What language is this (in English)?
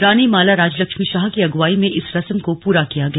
Hindi